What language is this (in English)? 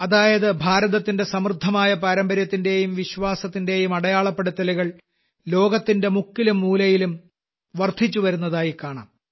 Malayalam